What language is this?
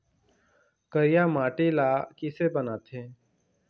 Chhattisgarhi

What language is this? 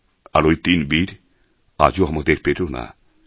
Bangla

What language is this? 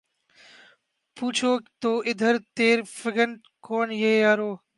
Urdu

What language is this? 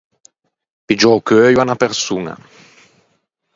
Ligurian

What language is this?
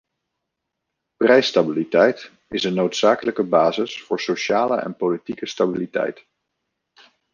Dutch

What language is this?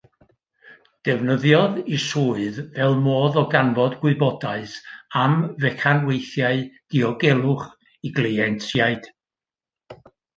Welsh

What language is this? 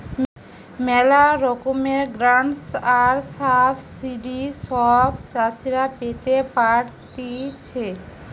Bangla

